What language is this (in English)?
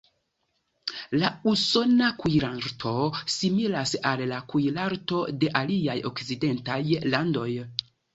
Esperanto